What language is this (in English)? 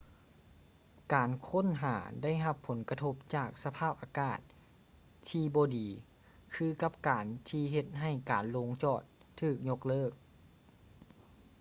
Lao